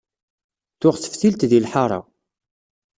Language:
Kabyle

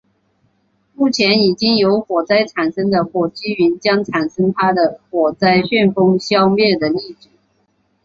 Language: Chinese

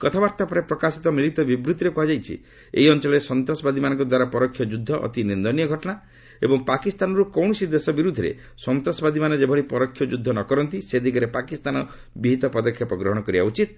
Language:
Odia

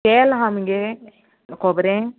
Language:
Konkani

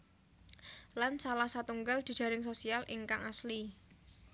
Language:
Javanese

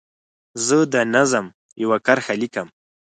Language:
Pashto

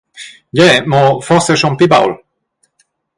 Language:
Romansh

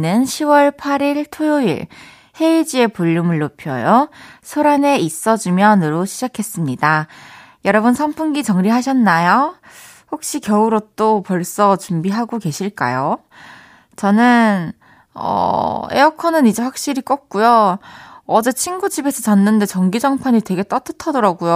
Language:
Korean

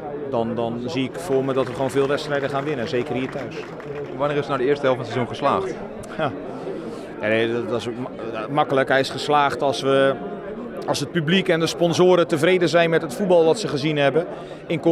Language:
Dutch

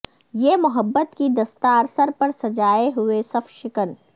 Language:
Urdu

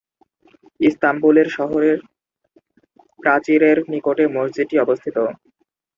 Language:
Bangla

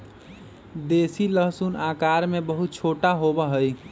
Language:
Magahi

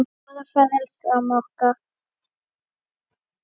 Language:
Icelandic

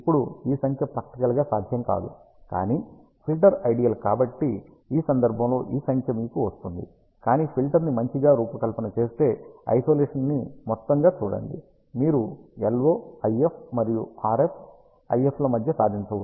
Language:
Telugu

